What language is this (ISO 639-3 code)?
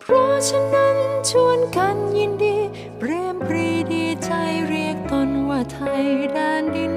tha